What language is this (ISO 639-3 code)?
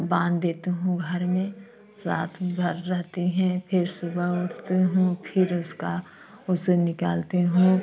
hin